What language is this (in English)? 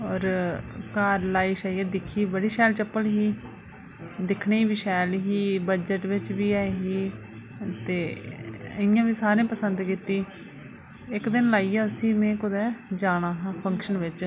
Dogri